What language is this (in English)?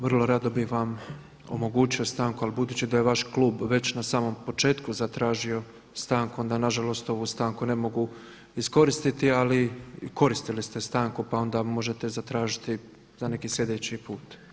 Croatian